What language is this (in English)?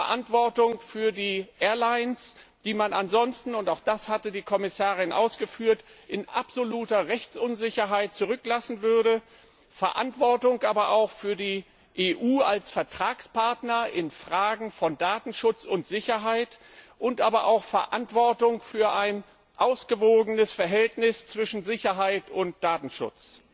German